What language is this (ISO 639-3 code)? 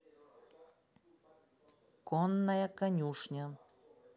rus